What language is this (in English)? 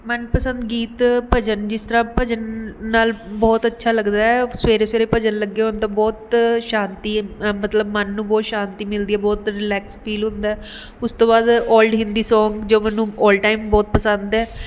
Punjabi